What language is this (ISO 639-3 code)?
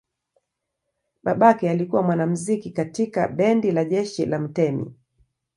swa